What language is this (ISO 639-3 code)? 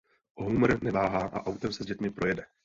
ces